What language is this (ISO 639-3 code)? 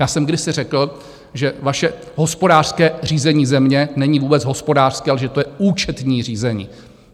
ces